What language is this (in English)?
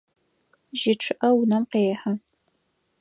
Adyghe